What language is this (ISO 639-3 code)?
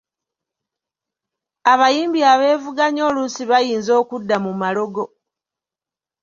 lug